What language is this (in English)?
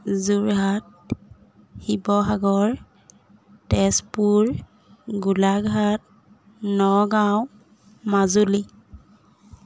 Assamese